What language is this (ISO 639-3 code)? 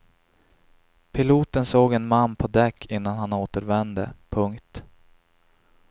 swe